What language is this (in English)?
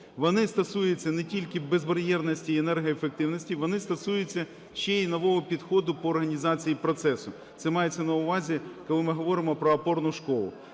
Ukrainian